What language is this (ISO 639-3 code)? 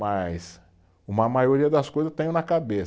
por